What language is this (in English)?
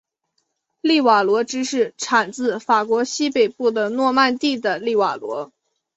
Chinese